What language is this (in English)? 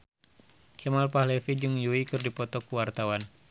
Sundanese